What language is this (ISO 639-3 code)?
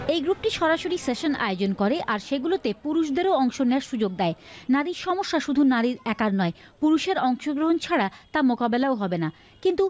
ben